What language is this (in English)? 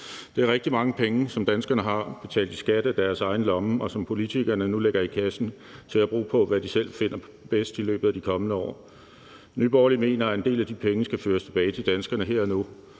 Danish